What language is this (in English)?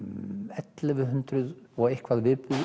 Icelandic